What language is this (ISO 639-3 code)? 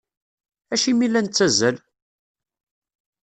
kab